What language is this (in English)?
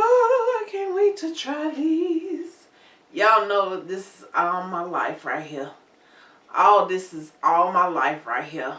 English